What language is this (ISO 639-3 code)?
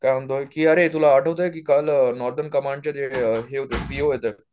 mar